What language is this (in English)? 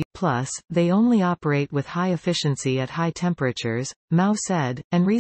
English